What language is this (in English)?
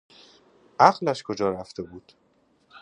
Persian